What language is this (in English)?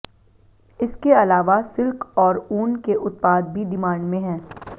Hindi